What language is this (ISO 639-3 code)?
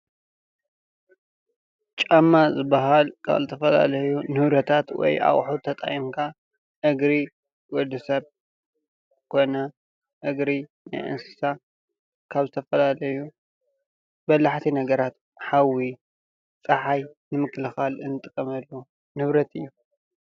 tir